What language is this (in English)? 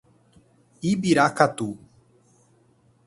Portuguese